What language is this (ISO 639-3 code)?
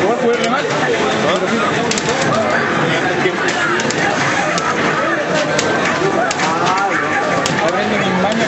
vie